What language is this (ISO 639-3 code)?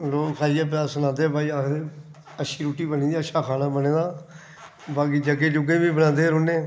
doi